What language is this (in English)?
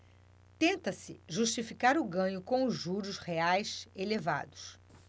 Portuguese